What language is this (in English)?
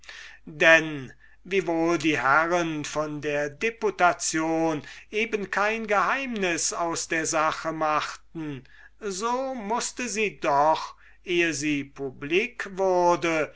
German